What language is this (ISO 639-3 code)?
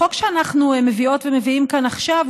heb